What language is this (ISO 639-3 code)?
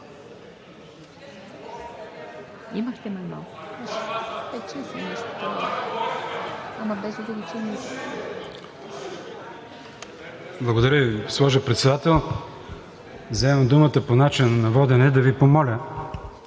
bul